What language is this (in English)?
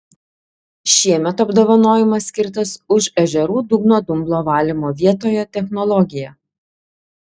Lithuanian